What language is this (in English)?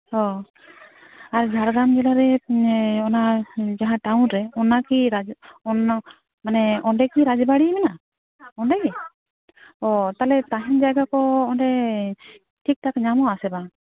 Santali